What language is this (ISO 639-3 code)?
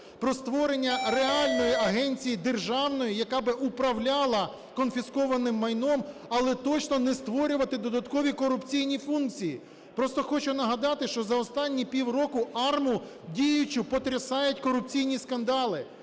ukr